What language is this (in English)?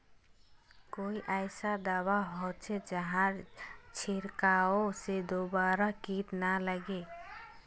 Magahi